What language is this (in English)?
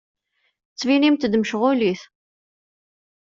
Kabyle